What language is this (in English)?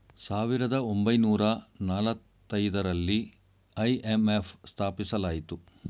Kannada